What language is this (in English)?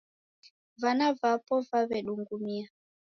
Taita